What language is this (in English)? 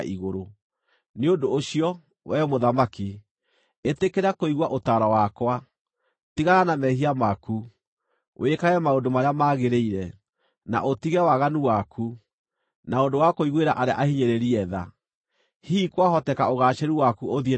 Kikuyu